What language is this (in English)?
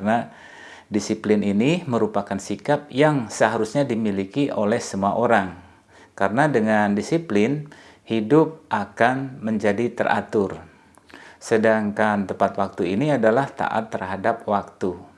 Indonesian